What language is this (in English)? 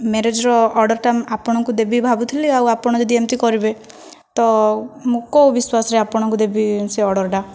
Odia